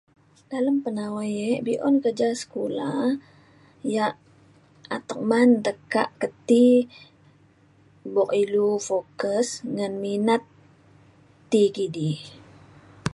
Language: Mainstream Kenyah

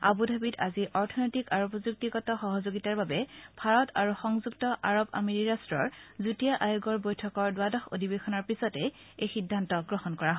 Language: Assamese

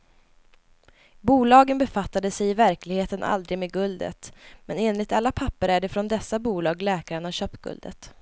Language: Swedish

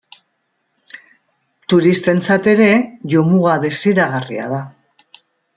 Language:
Basque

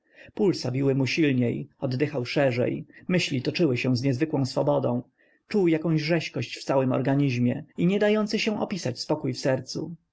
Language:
Polish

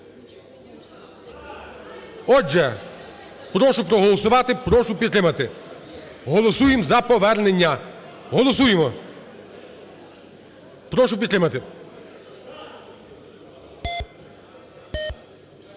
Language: Ukrainian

